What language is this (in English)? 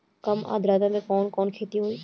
Bhojpuri